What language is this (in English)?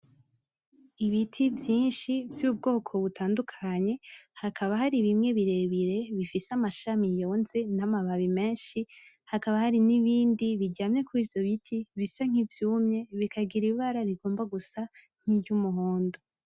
Rundi